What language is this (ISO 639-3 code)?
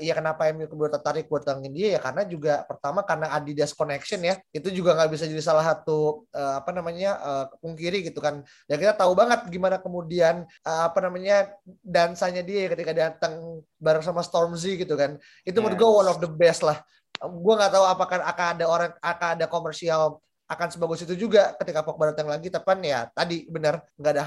ind